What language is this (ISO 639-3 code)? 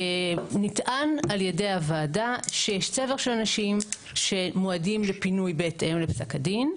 heb